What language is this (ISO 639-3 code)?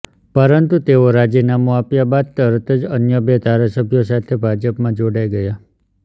guj